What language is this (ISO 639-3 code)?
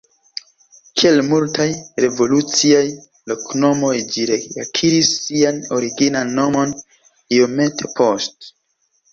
epo